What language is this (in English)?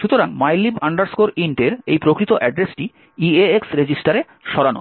Bangla